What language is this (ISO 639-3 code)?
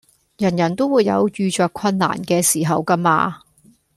yue